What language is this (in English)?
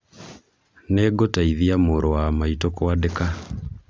Kikuyu